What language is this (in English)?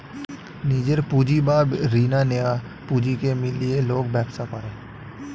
Bangla